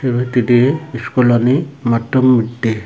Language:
Chakma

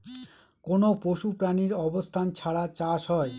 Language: Bangla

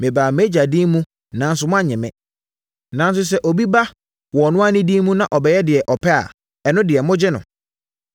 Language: Akan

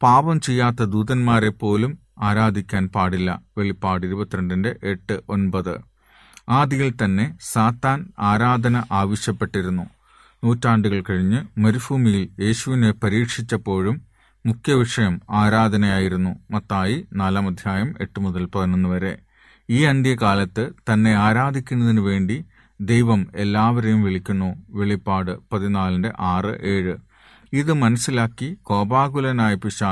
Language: Malayalam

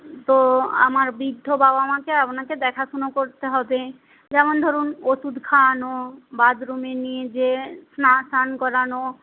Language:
Bangla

